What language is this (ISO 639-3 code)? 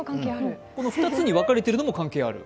jpn